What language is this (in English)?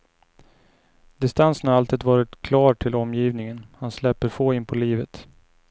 Swedish